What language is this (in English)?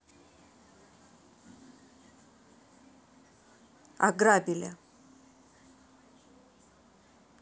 Russian